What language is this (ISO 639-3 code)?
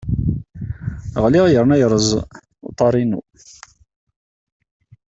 kab